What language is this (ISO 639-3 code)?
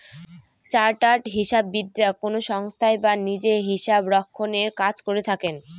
ben